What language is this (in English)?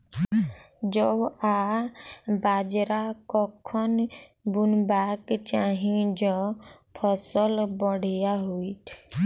Maithili